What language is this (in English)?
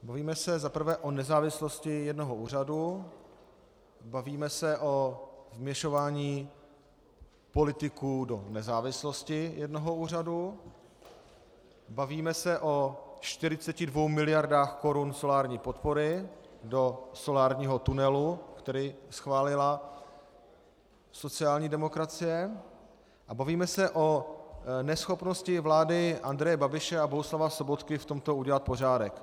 Czech